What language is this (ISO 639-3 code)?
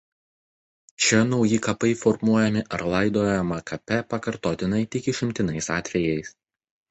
lit